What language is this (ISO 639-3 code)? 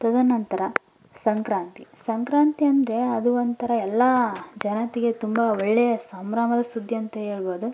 kan